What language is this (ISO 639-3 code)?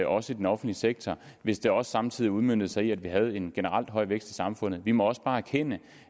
dan